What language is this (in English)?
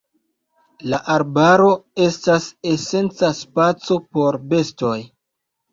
Esperanto